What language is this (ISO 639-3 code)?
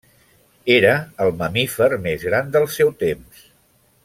cat